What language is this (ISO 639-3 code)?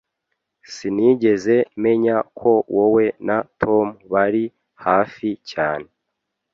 kin